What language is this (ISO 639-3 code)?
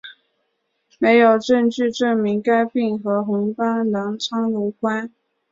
zho